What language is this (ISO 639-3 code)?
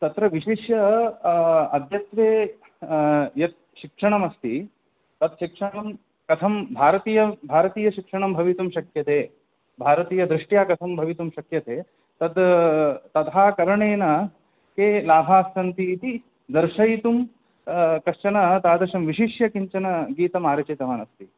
san